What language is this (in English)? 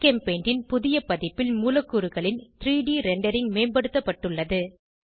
Tamil